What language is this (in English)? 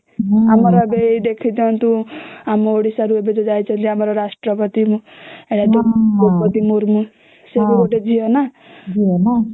Odia